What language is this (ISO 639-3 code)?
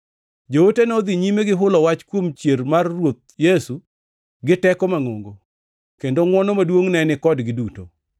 luo